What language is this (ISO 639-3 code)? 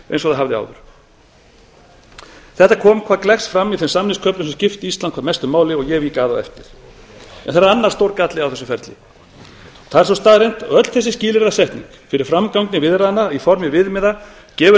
isl